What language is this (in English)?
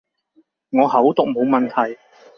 Cantonese